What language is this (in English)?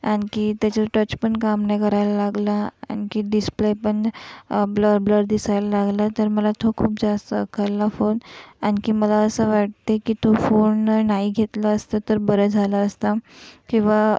Marathi